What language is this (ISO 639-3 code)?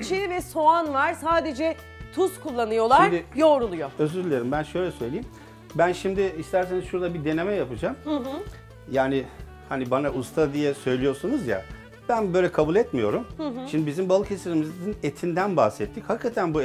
tur